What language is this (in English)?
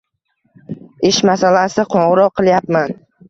Uzbek